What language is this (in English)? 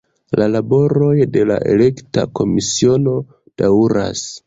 Esperanto